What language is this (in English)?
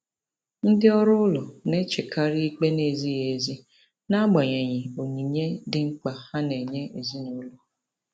Igbo